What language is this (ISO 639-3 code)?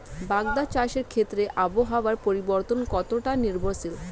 ben